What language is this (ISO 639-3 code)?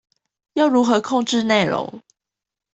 zho